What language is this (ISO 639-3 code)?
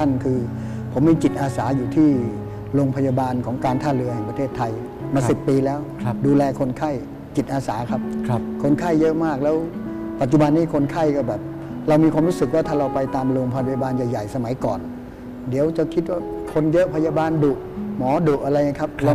tha